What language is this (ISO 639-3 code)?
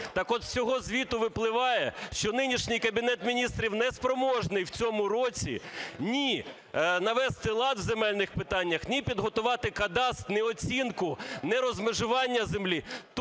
ukr